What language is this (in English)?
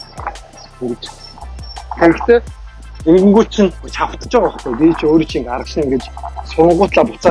Korean